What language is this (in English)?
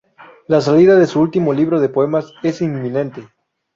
Spanish